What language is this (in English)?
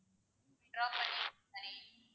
Tamil